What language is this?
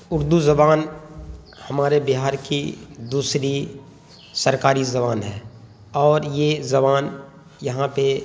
Urdu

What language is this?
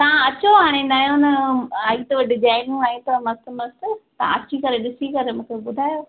Sindhi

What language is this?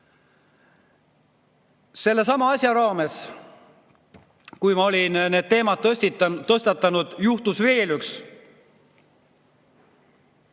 Estonian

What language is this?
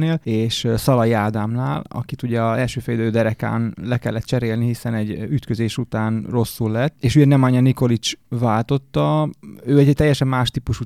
Hungarian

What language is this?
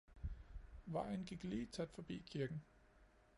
Danish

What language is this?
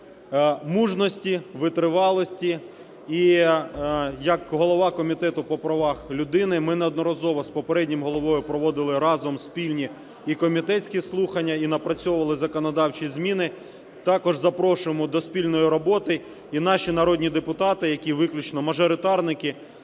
Ukrainian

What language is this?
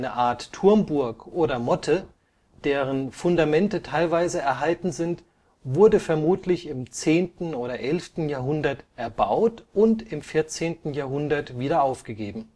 German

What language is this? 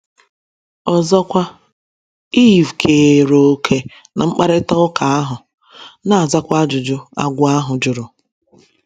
Igbo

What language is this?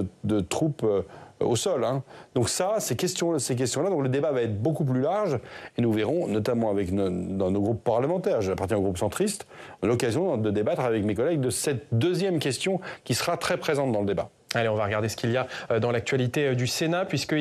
French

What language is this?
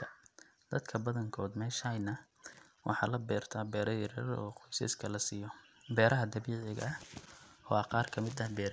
Somali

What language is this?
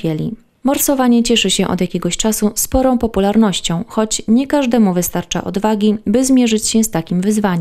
Polish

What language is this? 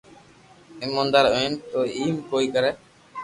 Loarki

